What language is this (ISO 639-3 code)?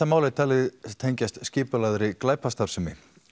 isl